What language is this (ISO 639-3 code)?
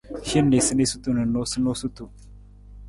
nmz